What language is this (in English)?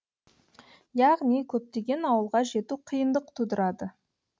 Kazakh